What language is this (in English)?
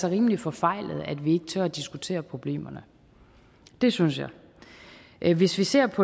Danish